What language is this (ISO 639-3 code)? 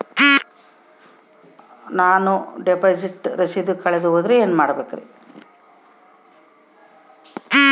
kan